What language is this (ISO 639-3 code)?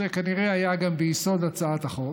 heb